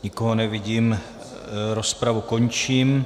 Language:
Czech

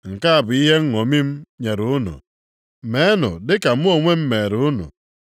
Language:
Igbo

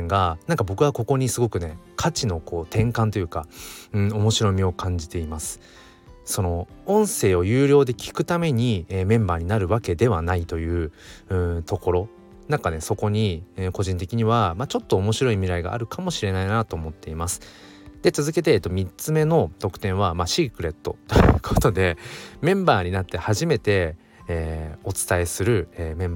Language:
Japanese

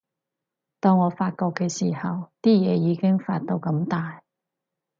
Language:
Cantonese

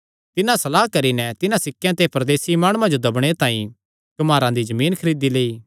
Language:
Kangri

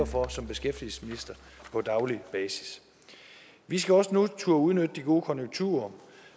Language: Danish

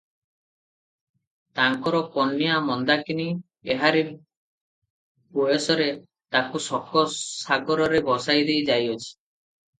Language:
Odia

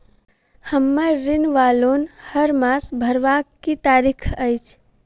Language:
Maithili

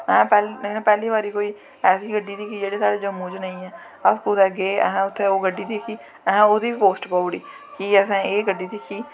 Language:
Dogri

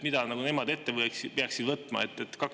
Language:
Estonian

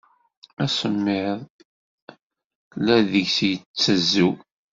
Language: Kabyle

